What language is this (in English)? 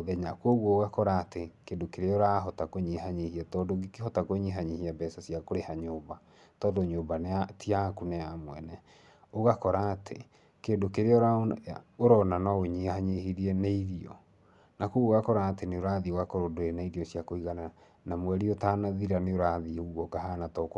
Kikuyu